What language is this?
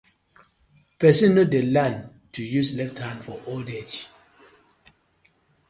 Nigerian Pidgin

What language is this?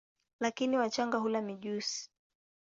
Swahili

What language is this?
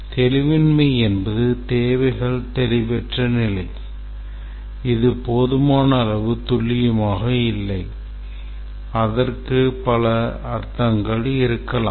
Tamil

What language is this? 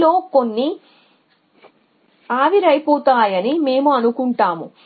Telugu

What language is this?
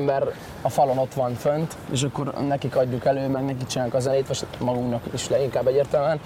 Hungarian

